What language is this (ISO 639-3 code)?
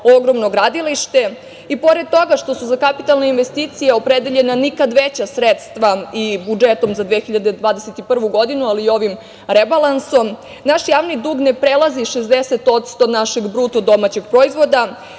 srp